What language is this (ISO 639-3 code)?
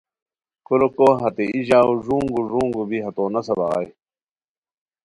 khw